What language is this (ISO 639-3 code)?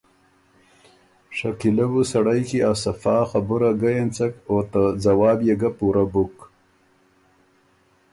oru